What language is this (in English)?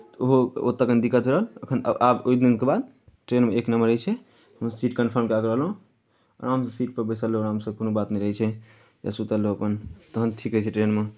Maithili